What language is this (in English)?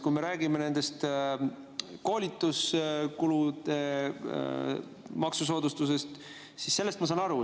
Estonian